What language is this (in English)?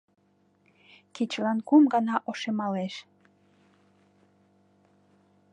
Mari